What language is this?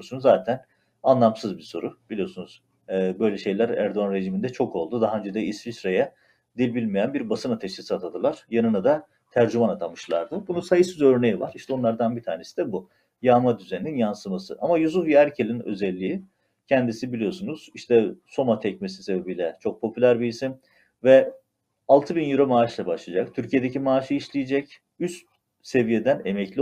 Turkish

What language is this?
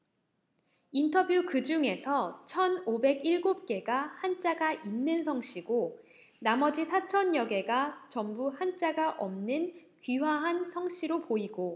Korean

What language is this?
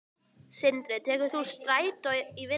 Icelandic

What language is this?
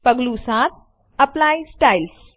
Gujarati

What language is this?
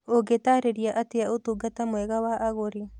Kikuyu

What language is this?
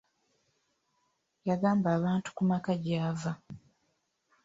Ganda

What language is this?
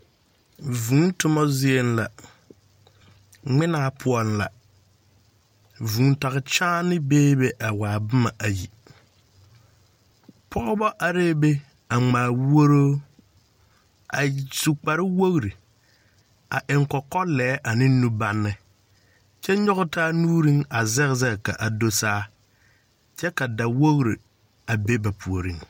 Southern Dagaare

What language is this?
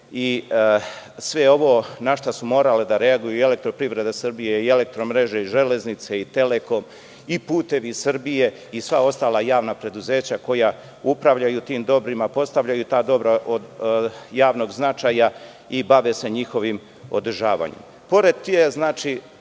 Serbian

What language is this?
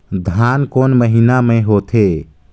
Chhattisgarhi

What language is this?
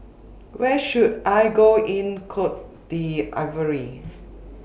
English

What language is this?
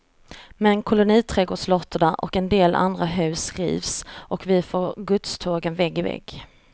Swedish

